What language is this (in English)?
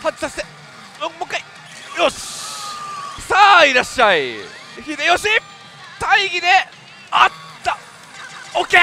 Japanese